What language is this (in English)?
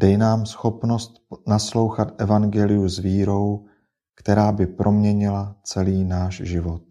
Czech